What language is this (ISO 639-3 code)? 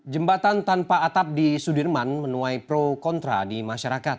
ind